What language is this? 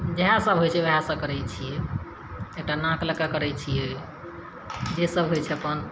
Maithili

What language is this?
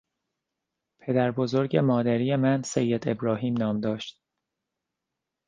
Persian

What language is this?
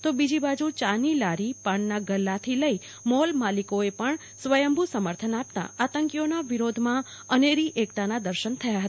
Gujarati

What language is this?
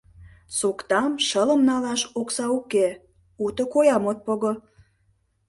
Mari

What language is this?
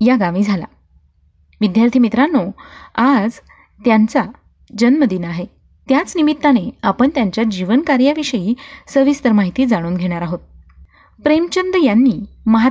Marathi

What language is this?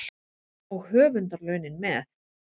Icelandic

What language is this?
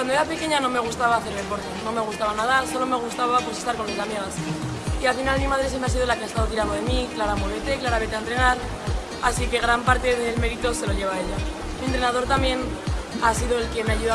Spanish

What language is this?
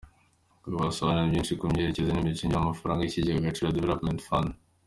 Kinyarwanda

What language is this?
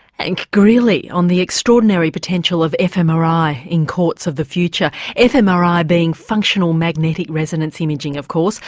English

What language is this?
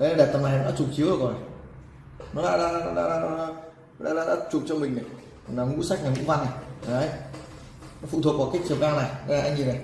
Vietnamese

